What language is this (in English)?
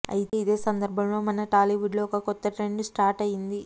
Telugu